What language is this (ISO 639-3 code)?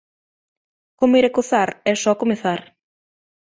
glg